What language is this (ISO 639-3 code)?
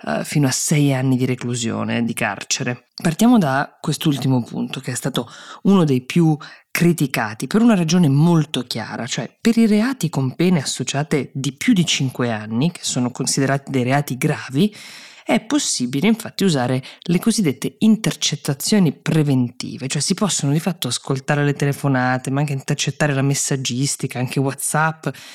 ita